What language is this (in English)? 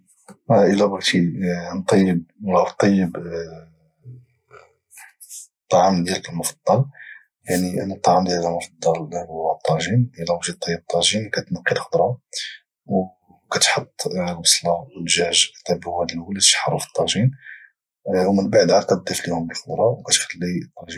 Moroccan Arabic